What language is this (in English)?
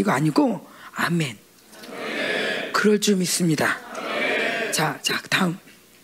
Korean